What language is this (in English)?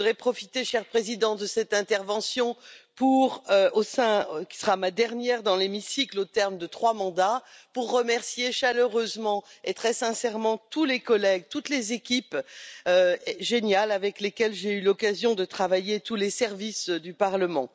French